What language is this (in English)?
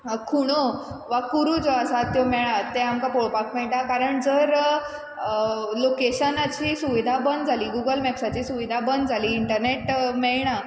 Konkani